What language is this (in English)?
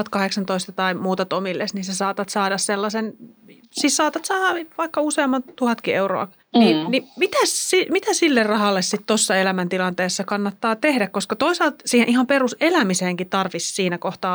Finnish